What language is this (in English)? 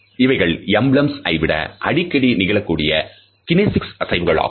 Tamil